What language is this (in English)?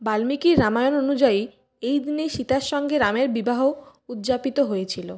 Bangla